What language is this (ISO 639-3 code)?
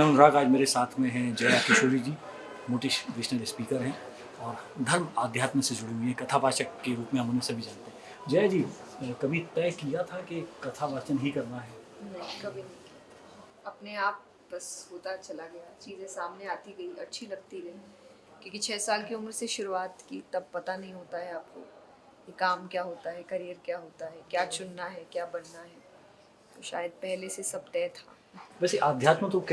hin